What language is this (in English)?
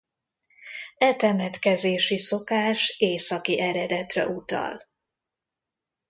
Hungarian